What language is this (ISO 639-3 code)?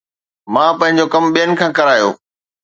snd